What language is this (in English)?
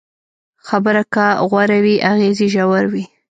Pashto